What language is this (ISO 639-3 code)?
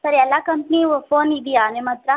kan